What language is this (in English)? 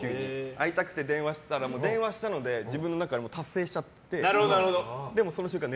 Japanese